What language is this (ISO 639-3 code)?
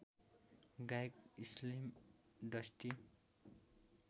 nep